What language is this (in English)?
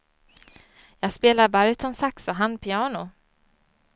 Swedish